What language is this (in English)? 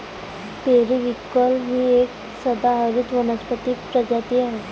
Marathi